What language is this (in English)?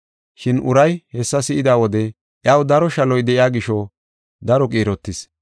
Gofa